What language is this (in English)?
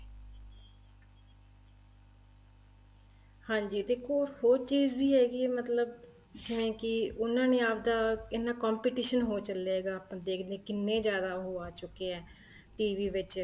Punjabi